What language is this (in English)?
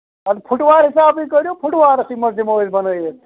Kashmiri